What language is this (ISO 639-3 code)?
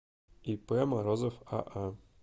rus